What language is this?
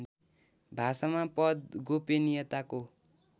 Nepali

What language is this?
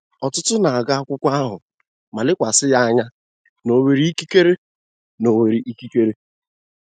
Igbo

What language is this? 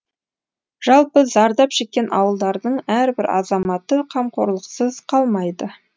Kazakh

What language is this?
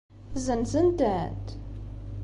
Kabyle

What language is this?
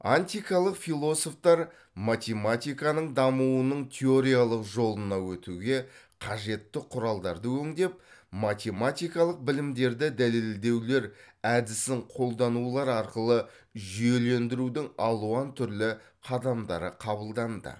Kazakh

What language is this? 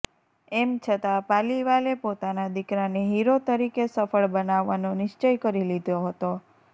Gujarati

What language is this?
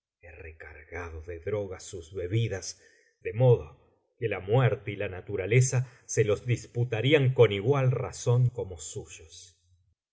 Spanish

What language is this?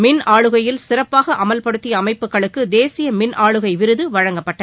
Tamil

